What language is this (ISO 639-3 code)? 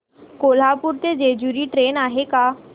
mar